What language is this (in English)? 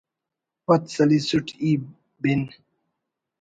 Brahui